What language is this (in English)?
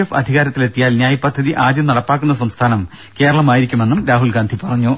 Malayalam